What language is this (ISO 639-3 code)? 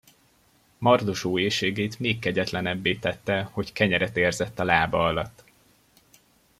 hun